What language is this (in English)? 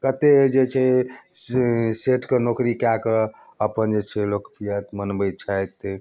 Maithili